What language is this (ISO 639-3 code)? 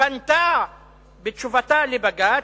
heb